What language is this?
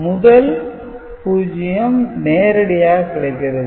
Tamil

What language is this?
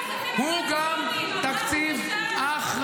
Hebrew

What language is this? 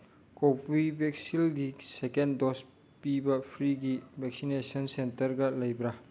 Manipuri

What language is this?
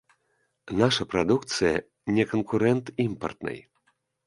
Belarusian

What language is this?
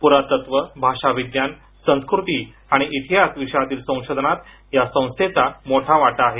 Marathi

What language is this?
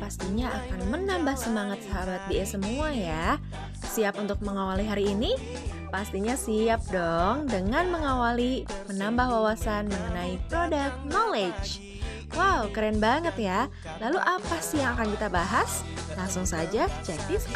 Indonesian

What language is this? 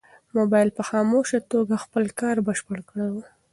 Pashto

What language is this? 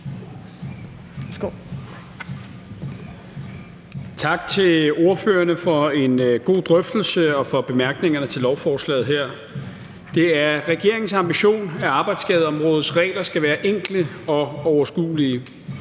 Danish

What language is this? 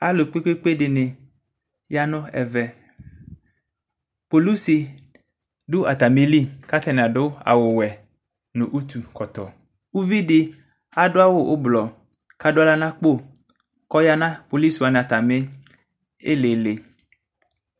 Ikposo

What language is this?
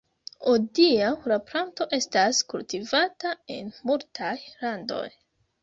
Esperanto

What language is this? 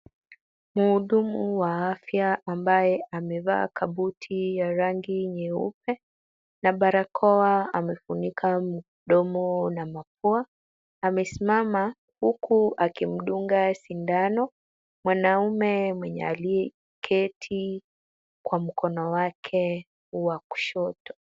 Swahili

